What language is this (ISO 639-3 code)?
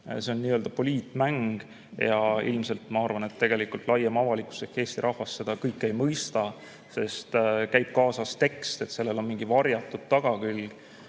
est